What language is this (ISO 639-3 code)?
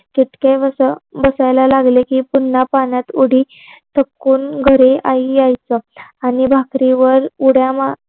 mar